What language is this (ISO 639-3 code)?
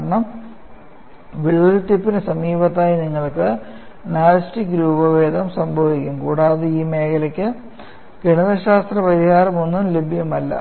mal